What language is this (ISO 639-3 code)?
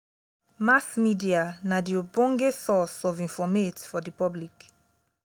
pcm